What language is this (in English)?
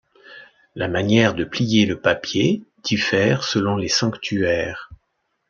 French